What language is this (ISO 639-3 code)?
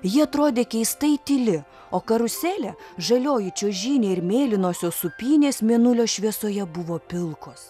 lit